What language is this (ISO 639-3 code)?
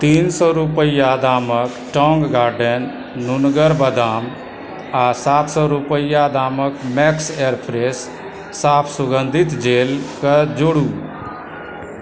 mai